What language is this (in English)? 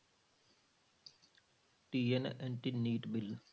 Punjabi